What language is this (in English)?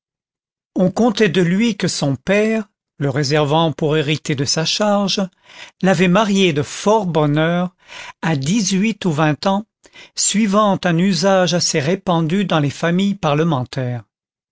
French